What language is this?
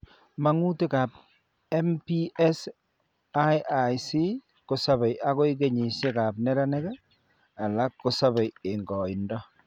Kalenjin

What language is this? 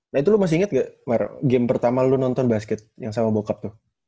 Indonesian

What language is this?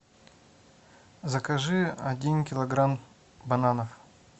Russian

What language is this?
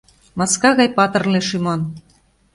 Mari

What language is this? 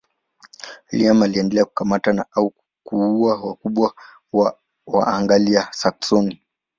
Swahili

